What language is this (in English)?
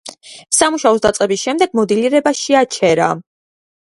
Georgian